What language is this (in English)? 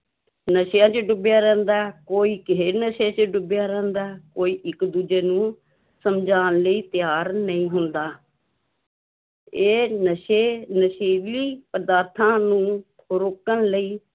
Punjabi